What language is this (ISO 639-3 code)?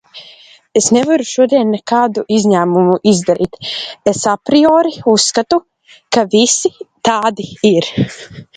lav